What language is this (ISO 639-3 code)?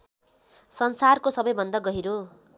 nep